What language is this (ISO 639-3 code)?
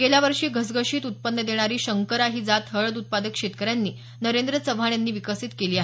mar